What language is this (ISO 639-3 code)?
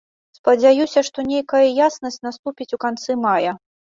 bel